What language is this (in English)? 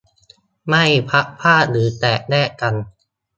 Thai